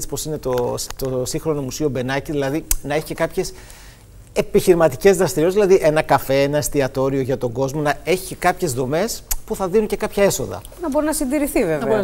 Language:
Greek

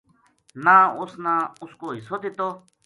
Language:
Gujari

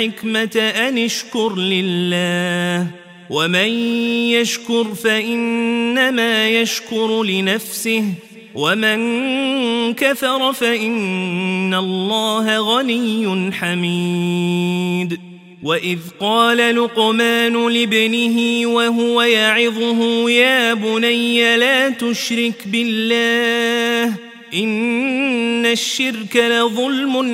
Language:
Arabic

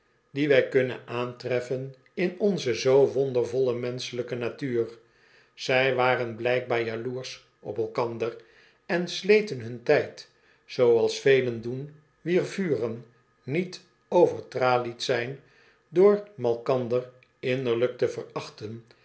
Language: Dutch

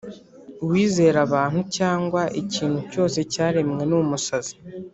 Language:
Kinyarwanda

